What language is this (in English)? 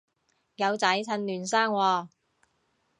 Cantonese